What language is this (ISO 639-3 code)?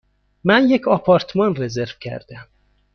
fas